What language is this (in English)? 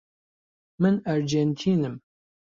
Central Kurdish